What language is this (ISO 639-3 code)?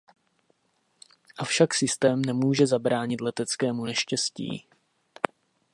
ces